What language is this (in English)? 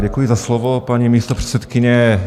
Czech